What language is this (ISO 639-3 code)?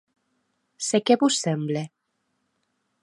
oci